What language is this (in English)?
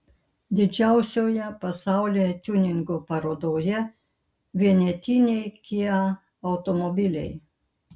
Lithuanian